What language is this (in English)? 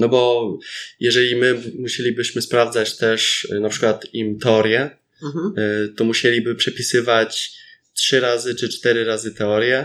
Polish